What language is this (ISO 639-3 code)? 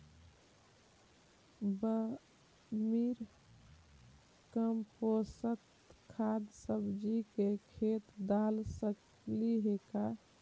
mag